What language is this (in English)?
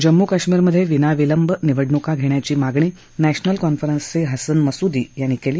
Marathi